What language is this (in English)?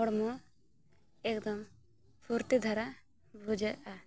Santali